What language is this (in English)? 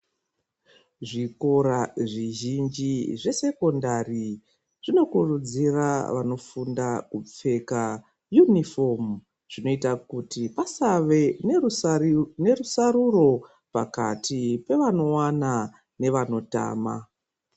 Ndau